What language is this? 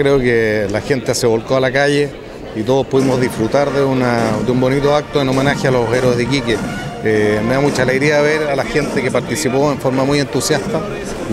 Spanish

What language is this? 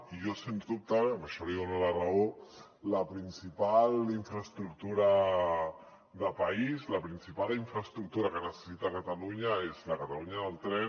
Catalan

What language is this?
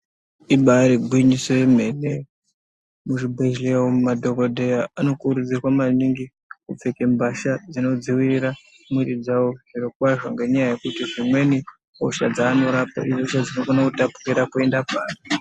Ndau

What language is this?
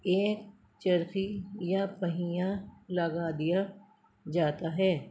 Urdu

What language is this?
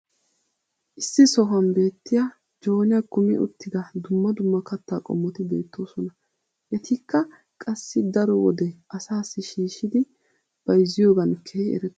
Wolaytta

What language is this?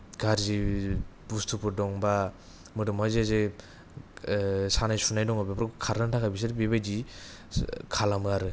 Bodo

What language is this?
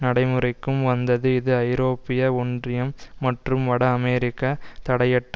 Tamil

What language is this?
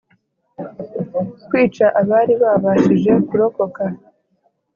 Kinyarwanda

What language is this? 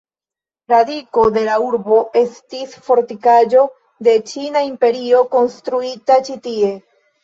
Esperanto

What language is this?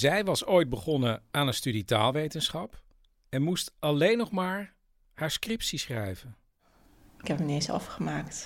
Dutch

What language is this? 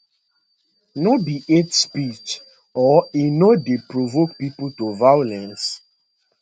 Nigerian Pidgin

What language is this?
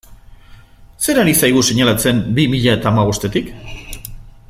Basque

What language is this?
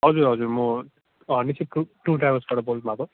Nepali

